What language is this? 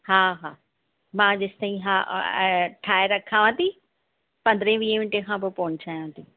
Sindhi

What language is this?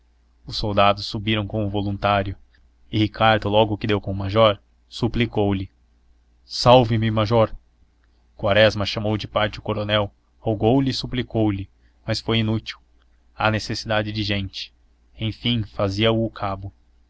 Portuguese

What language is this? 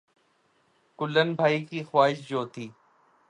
Urdu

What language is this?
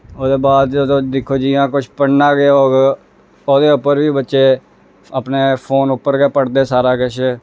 Dogri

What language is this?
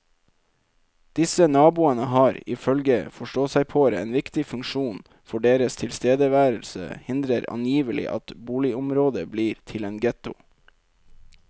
Norwegian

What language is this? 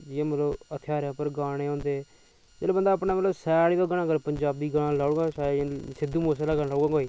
Dogri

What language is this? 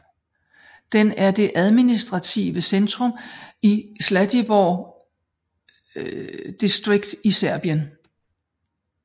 Danish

